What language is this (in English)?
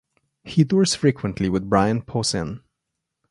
English